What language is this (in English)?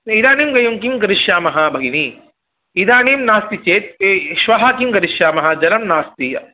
Sanskrit